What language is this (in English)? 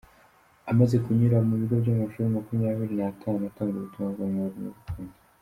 Kinyarwanda